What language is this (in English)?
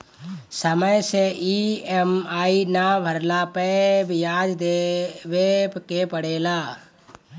Bhojpuri